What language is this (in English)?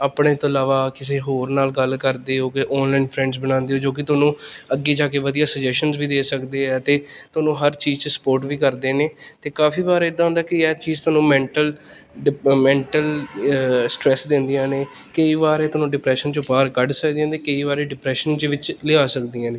Punjabi